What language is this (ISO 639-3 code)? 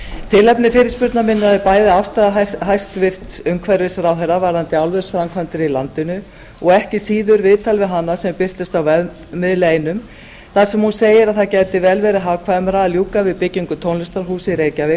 isl